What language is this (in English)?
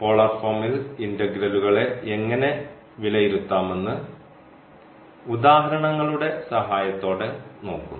Malayalam